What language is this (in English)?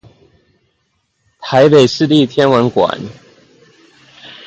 Chinese